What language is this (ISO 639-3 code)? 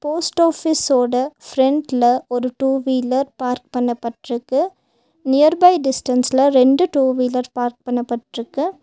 tam